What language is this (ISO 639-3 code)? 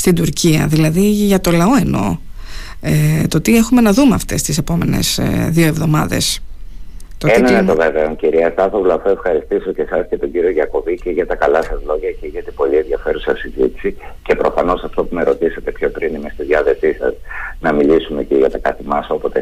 ell